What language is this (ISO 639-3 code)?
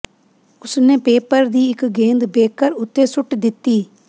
pan